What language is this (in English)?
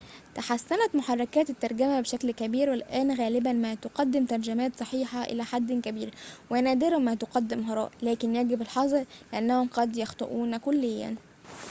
Arabic